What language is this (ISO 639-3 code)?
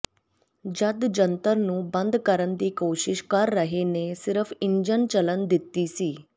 pan